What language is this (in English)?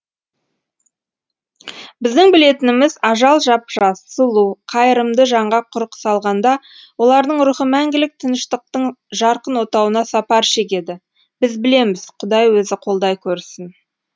Kazakh